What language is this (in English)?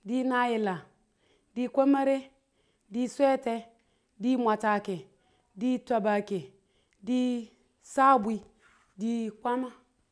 Tula